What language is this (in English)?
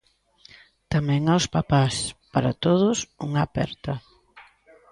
Galician